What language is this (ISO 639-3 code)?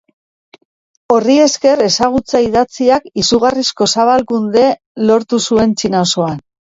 eus